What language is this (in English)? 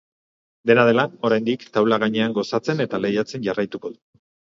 Basque